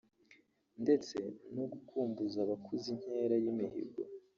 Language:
Kinyarwanda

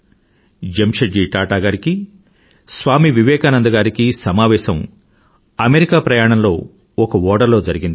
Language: Telugu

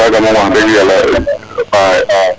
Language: Serer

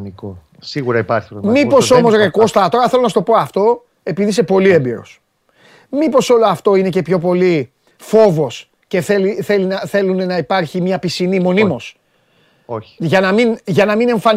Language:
Greek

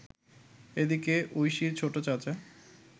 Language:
Bangla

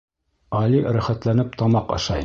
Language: Bashkir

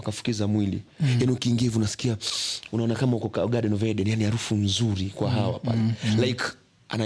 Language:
Swahili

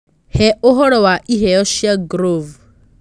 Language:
Kikuyu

